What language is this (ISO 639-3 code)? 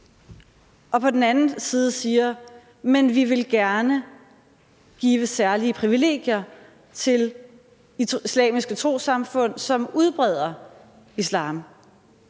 dan